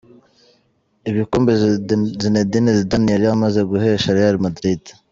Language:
Kinyarwanda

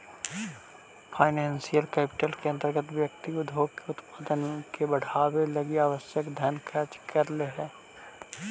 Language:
Magahi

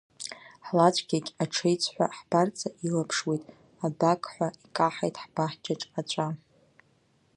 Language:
Abkhazian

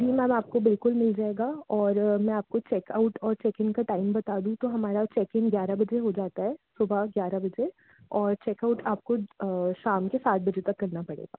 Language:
Hindi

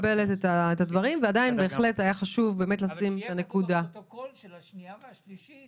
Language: Hebrew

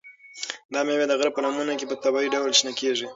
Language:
Pashto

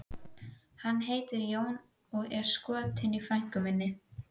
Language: Icelandic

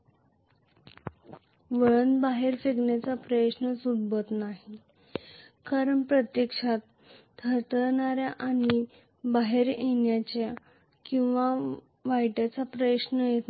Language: Marathi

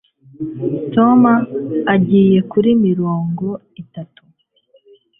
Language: Kinyarwanda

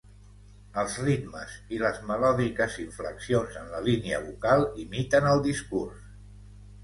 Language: Catalan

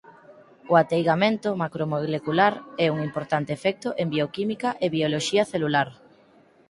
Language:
Galician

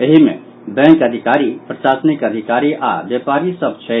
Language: Maithili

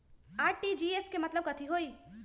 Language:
Magahi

